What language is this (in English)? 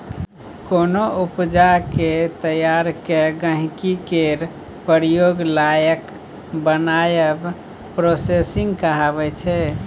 Maithili